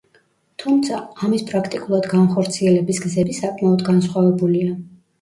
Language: Georgian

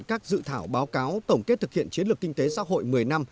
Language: Vietnamese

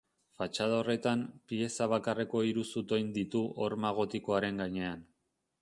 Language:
Basque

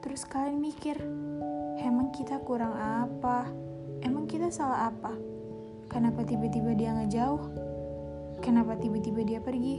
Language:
Indonesian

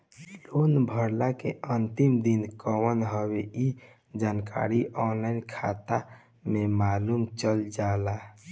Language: Bhojpuri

